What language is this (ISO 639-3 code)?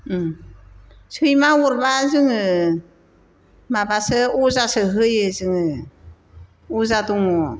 brx